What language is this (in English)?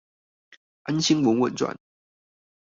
Chinese